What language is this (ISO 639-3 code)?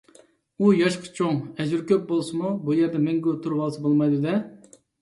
uig